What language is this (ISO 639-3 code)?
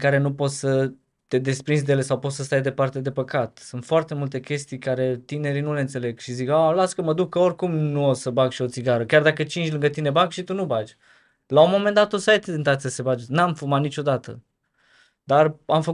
ron